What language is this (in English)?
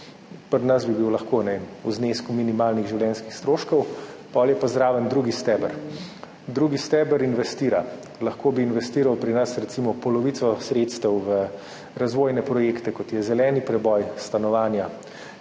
Slovenian